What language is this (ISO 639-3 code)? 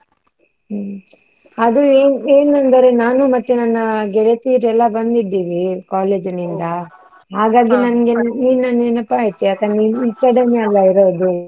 kan